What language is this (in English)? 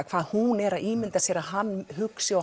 Icelandic